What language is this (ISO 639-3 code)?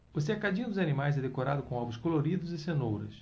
por